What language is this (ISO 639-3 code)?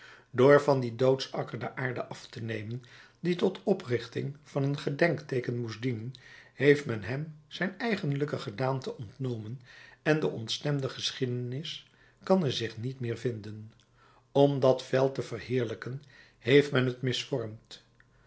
nld